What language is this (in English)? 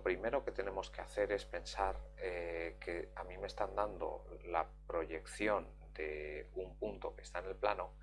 Spanish